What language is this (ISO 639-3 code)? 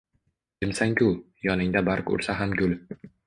uzb